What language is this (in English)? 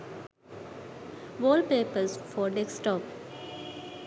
Sinhala